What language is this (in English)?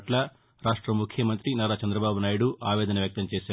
Telugu